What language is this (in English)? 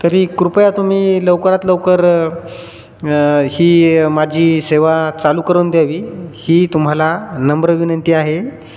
Marathi